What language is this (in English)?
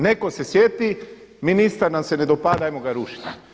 Croatian